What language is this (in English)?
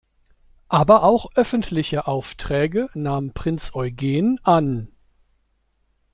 German